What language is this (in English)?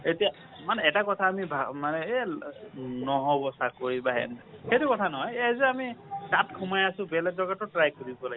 Assamese